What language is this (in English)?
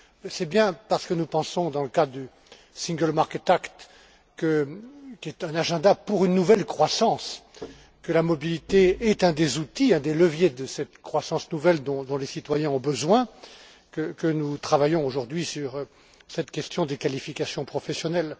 French